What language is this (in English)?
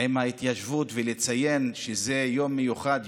Hebrew